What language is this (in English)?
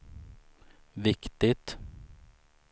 Swedish